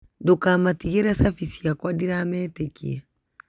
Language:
Kikuyu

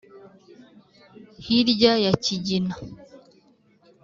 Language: Kinyarwanda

